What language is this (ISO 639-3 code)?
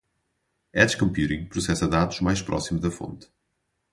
por